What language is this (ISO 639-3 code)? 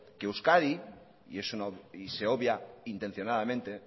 spa